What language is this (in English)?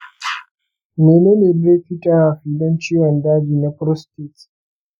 Hausa